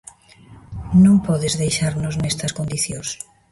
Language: Galician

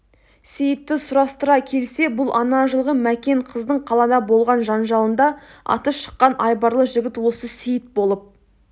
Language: Kazakh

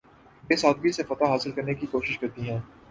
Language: Urdu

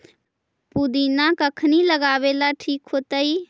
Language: Magahi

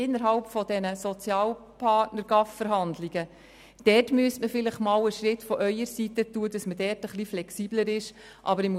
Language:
Swiss German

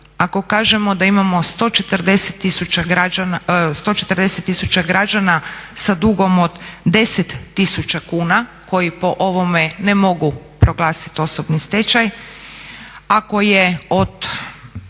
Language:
Croatian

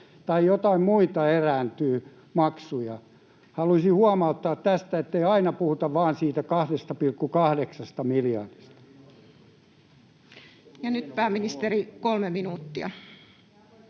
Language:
Finnish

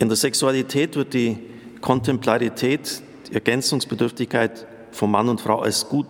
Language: German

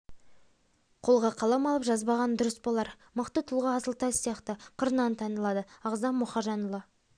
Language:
Kazakh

